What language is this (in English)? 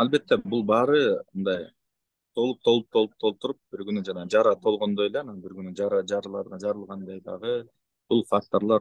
Turkish